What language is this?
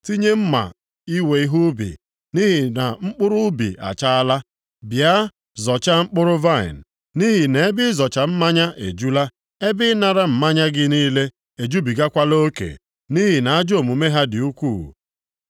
Igbo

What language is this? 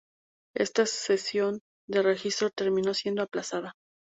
Spanish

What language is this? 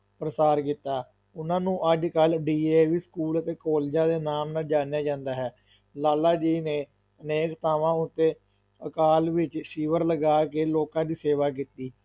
Punjabi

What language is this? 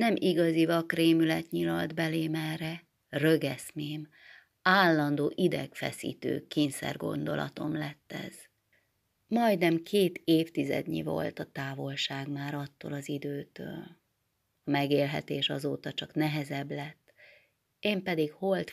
Hungarian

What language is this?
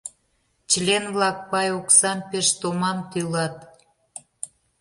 Mari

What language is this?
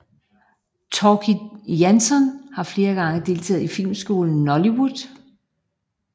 Danish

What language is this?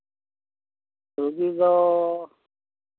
Santali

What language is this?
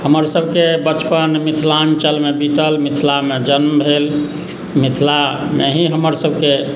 Maithili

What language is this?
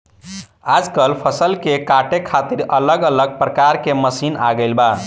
Bhojpuri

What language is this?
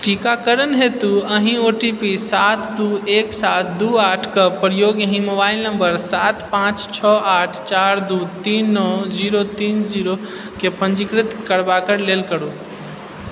Maithili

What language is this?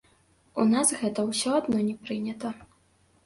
Belarusian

